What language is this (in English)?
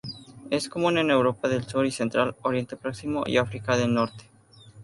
Spanish